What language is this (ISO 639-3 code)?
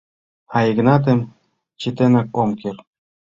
chm